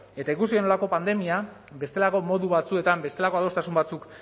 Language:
Basque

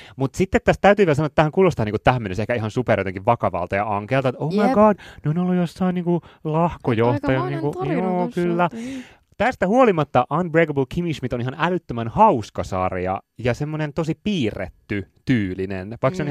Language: Finnish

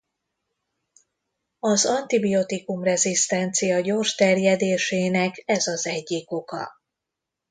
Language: Hungarian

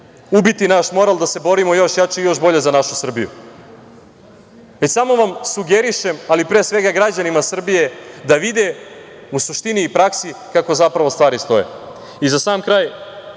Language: Serbian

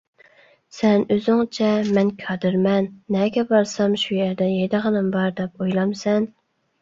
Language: Uyghur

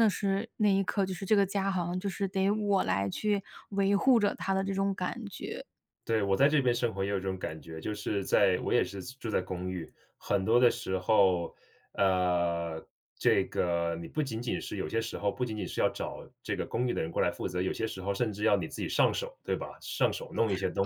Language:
Chinese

